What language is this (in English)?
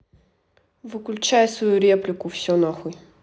Russian